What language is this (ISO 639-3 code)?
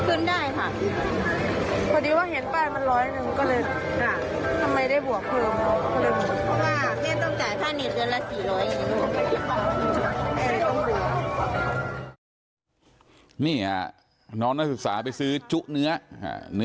tha